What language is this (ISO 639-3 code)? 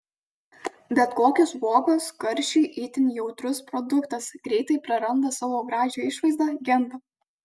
lit